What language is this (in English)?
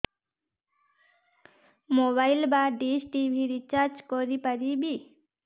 Odia